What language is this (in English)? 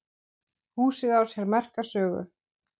Icelandic